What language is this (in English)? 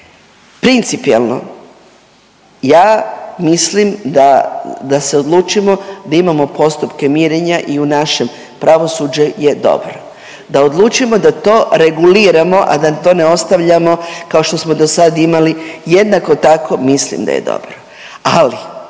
Croatian